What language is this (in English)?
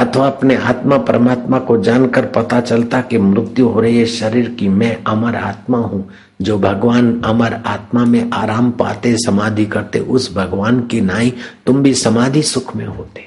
Hindi